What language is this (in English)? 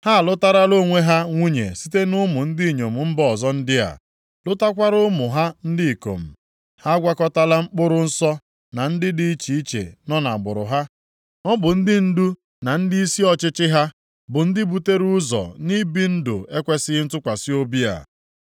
Igbo